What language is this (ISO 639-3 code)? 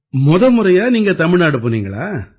tam